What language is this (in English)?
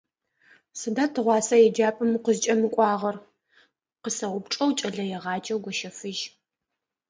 Adyghe